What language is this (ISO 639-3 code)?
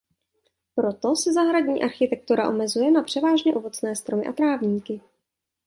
ces